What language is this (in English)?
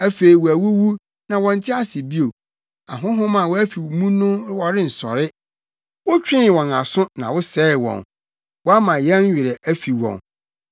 Akan